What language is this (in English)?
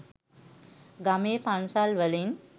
Sinhala